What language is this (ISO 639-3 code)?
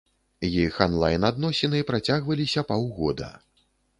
bel